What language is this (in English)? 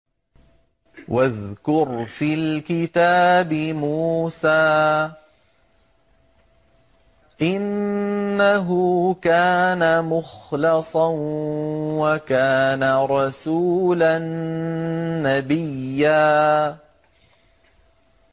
Arabic